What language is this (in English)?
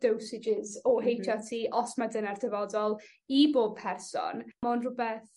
Welsh